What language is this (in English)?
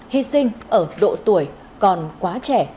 Vietnamese